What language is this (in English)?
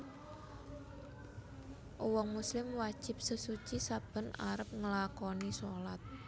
Javanese